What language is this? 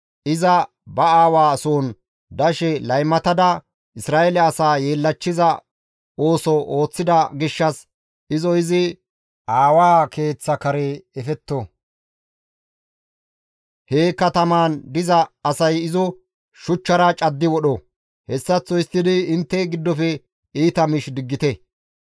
Gamo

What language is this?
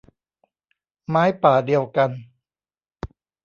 Thai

